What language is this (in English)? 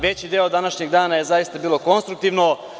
Serbian